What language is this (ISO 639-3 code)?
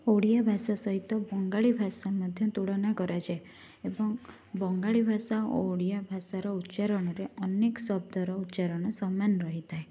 ori